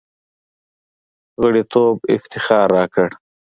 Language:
Pashto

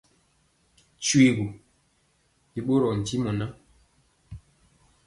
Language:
Mpiemo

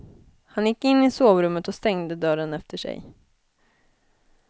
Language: Swedish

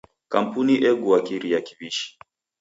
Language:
Taita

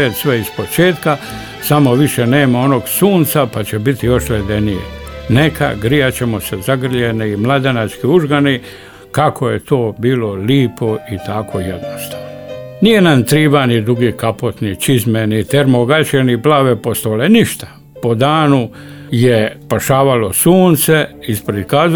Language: Croatian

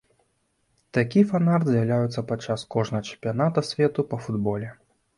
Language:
Belarusian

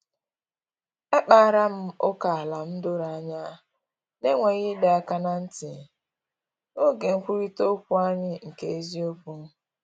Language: Igbo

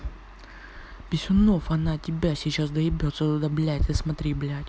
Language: Russian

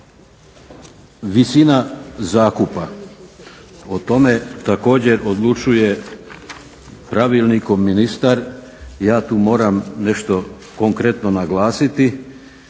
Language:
Croatian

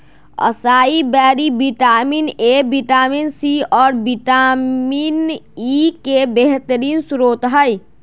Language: Magahi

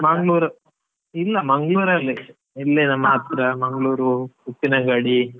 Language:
Kannada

